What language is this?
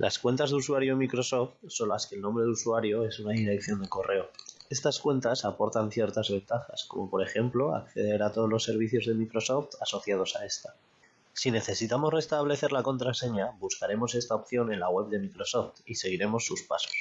Spanish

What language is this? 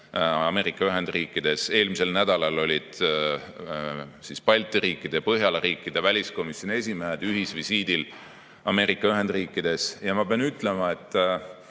Estonian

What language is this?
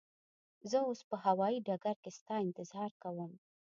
Pashto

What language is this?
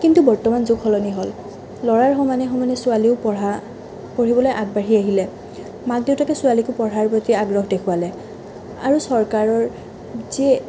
Assamese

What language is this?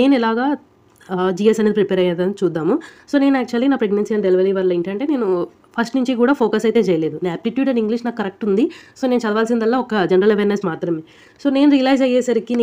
Telugu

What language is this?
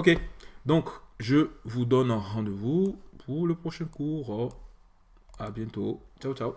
French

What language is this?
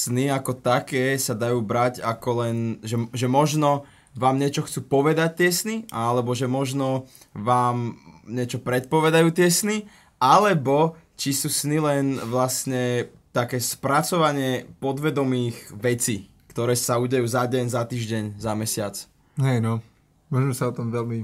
Slovak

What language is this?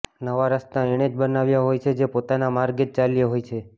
Gujarati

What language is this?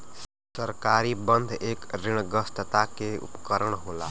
Bhojpuri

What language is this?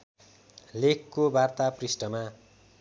Nepali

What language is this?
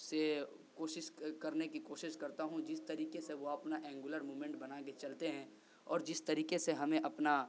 Urdu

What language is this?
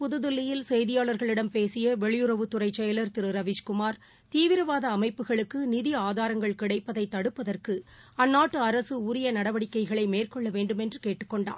Tamil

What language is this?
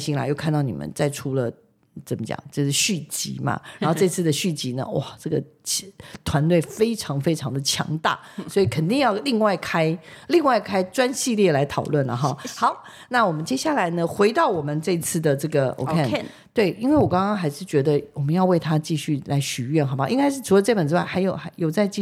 Chinese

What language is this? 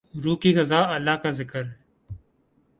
Urdu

